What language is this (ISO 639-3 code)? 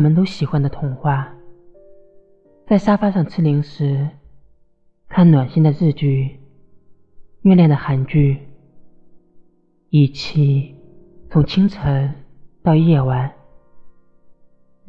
zho